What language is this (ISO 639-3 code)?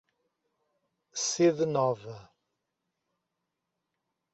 por